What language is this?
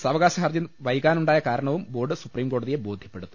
Malayalam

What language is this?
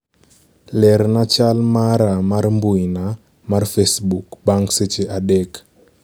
Luo (Kenya and Tanzania)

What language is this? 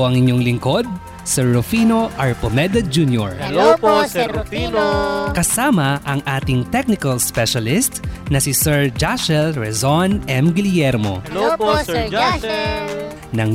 Filipino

